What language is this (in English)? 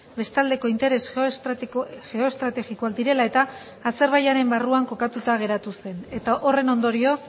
Basque